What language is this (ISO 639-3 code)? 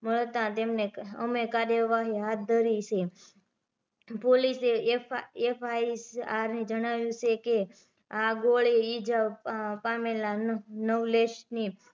guj